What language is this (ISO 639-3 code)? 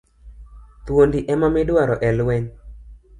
luo